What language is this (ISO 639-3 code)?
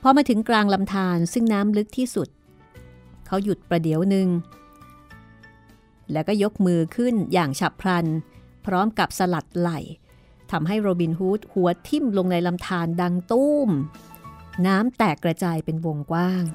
tha